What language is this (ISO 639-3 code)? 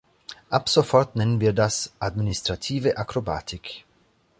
deu